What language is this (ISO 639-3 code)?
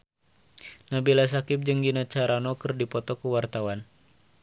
sun